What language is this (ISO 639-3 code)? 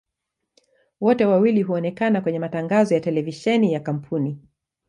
swa